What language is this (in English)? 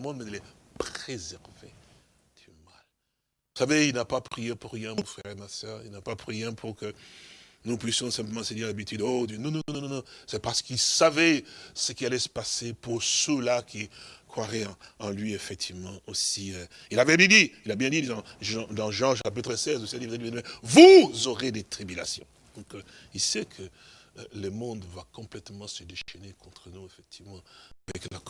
French